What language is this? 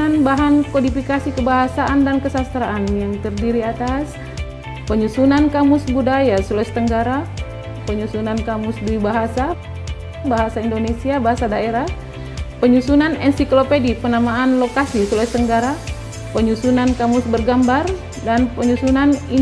Indonesian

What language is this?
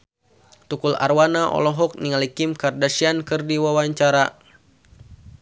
Sundanese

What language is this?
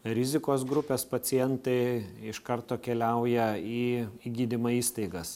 Lithuanian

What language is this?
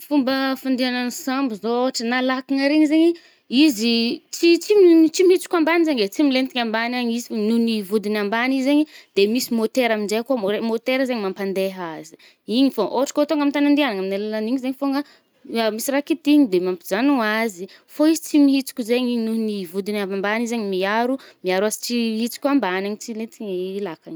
Northern Betsimisaraka Malagasy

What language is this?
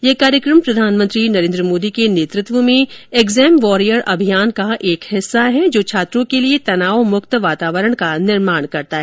Hindi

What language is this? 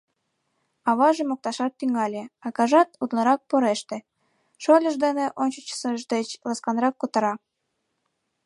Mari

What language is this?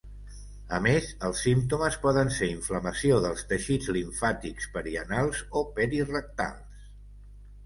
Catalan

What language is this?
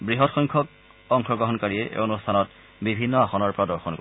Assamese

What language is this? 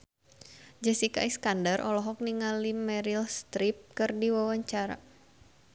Sundanese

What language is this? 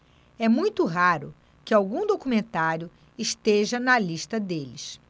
Portuguese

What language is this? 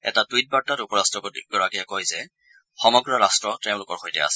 Assamese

